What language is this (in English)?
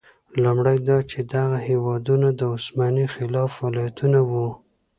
Pashto